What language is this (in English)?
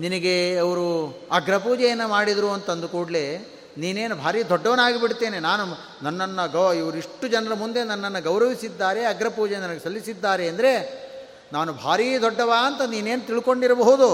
Kannada